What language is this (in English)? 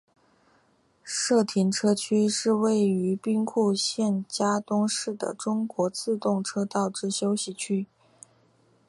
Chinese